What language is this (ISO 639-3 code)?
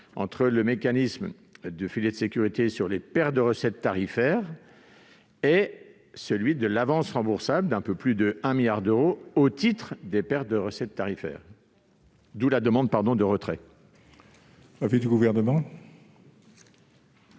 fra